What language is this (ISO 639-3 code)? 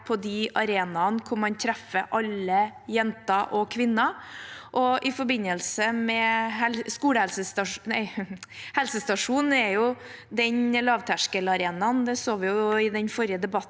nor